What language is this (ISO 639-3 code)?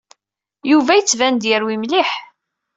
kab